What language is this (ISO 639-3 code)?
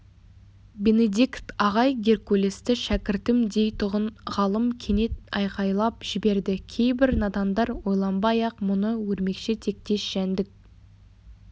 kaz